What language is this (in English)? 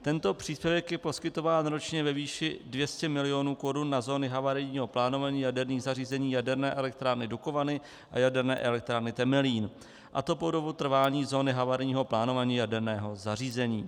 Czech